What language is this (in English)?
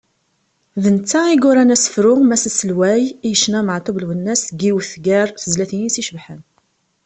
Kabyle